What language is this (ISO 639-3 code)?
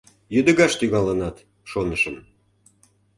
chm